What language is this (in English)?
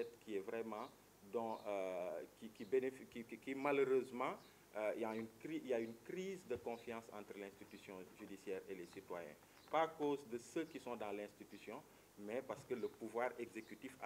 French